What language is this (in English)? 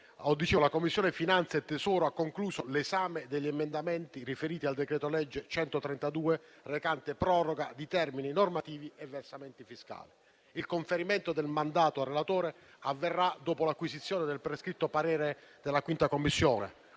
Italian